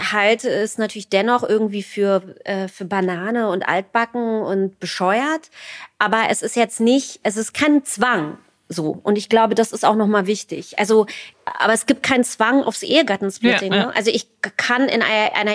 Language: German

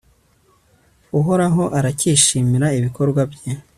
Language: Kinyarwanda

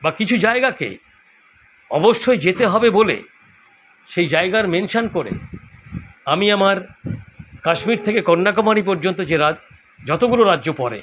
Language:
Bangla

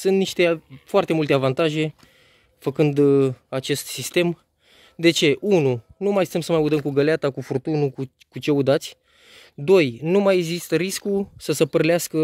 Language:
Romanian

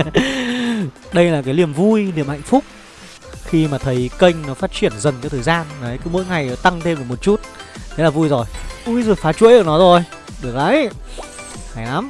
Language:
Vietnamese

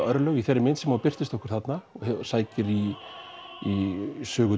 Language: Icelandic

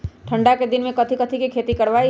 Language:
Magahi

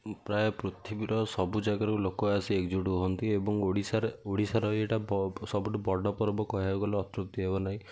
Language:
Odia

